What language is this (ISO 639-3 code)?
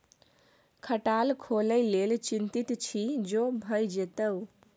mai